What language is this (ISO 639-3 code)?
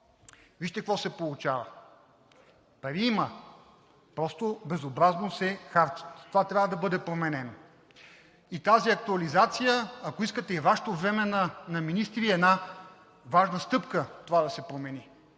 bul